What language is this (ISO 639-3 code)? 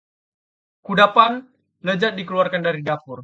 ind